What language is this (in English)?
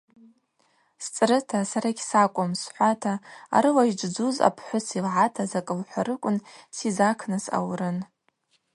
Abaza